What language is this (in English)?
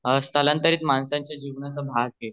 Marathi